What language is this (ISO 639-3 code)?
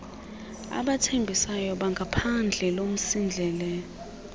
xho